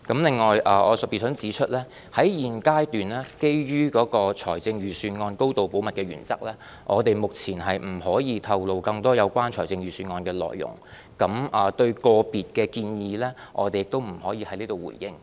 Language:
Cantonese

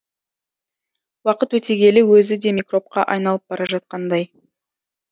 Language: Kazakh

